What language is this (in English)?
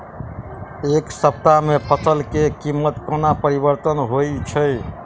Maithili